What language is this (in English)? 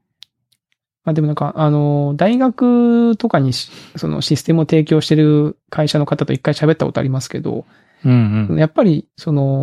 Japanese